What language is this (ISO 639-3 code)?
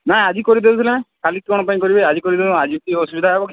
ori